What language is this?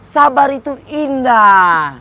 Indonesian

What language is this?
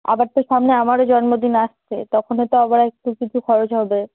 Bangla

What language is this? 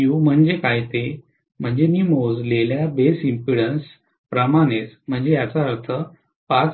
Marathi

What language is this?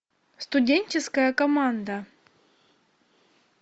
Russian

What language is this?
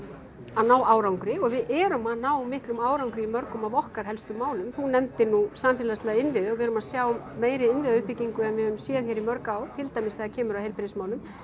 Icelandic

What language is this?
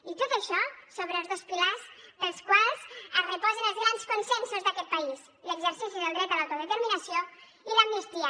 Catalan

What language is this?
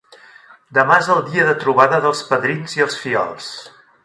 Catalan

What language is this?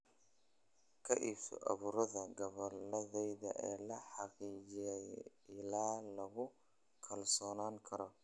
Somali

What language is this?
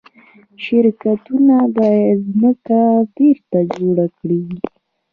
Pashto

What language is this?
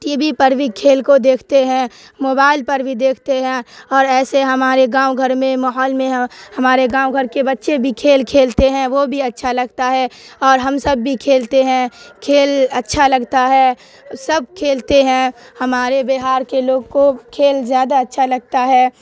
Urdu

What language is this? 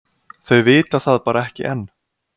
Icelandic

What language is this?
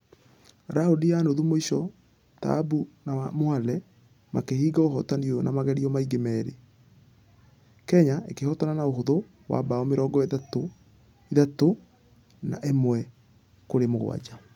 Kikuyu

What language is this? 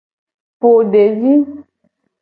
Gen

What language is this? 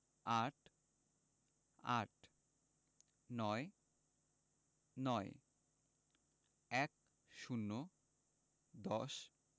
Bangla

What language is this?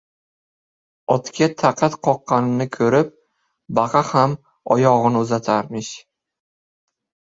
Uzbek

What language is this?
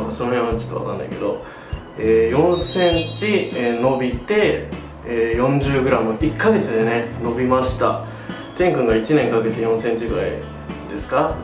Japanese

